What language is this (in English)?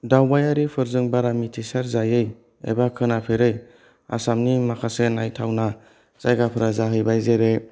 Bodo